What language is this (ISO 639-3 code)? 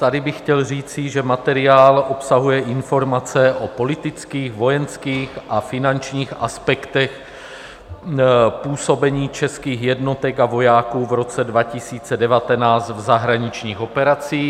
ces